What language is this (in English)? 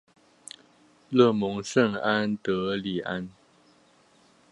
Chinese